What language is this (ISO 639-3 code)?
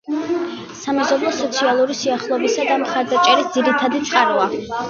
kat